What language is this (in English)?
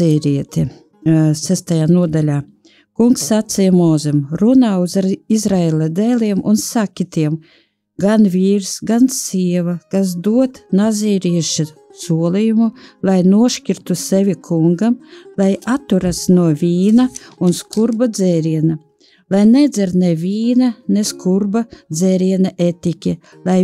Latvian